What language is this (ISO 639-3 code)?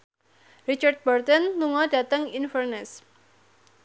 jav